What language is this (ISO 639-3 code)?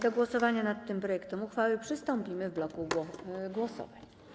pol